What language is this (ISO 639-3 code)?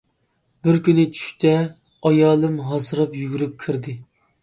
uig